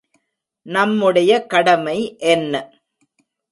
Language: Tamil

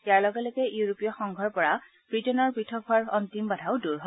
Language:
Assamese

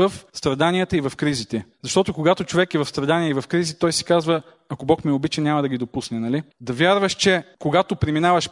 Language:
Bulgarian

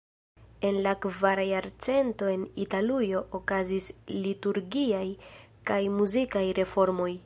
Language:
Esperanto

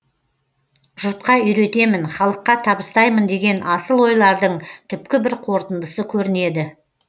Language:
Kazakh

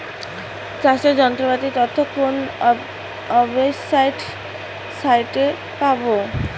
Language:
Bangla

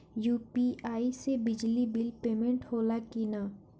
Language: Bhojpuri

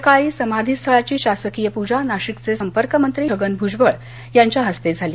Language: Marathi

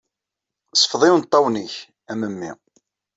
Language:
Kabyle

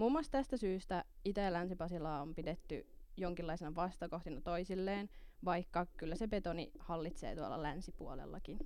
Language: Finnish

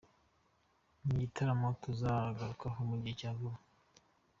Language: Kinyarwanda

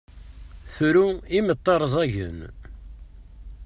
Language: Kabyle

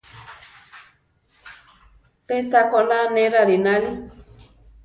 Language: Central Tarahumara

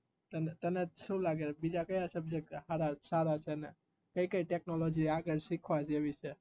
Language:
Gujarati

